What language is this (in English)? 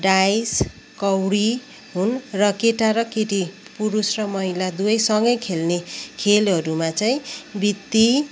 Nepali